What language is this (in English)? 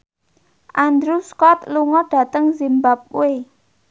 Javanese